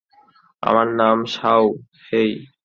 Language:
Bangla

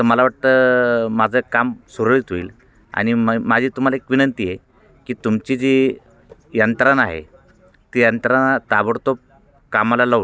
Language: Marathi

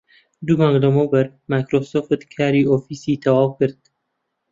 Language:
Central Kurdish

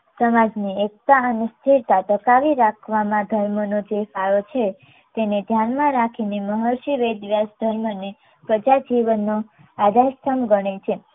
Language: Gujarati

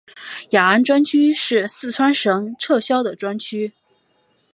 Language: Chinese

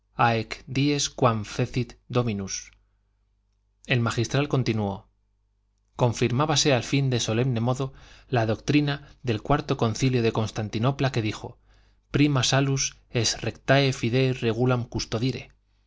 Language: Spanish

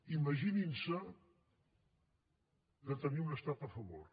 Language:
Catalan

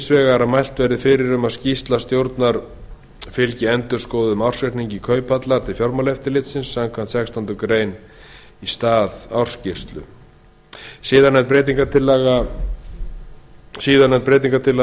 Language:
Icelandic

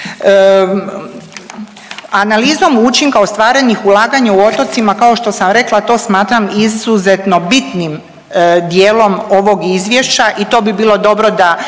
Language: Croatian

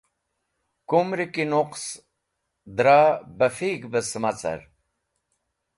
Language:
Wakhi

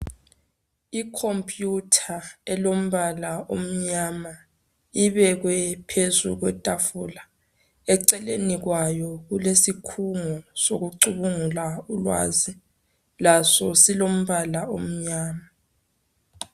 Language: North Ndebele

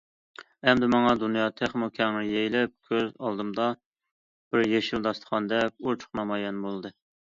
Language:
Uyghur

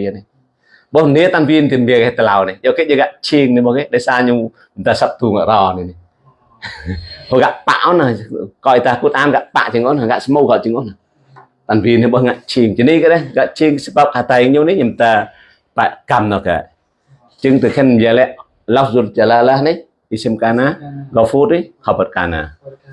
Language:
Indonesian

